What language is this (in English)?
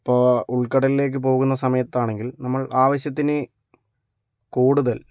Malayalam